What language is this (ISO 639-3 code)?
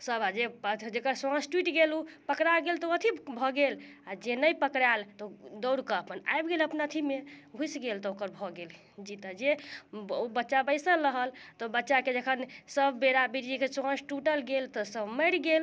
mai